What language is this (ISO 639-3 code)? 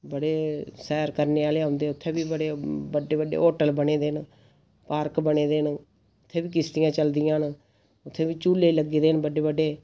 doi